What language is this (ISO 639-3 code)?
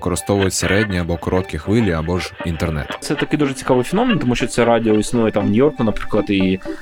ukr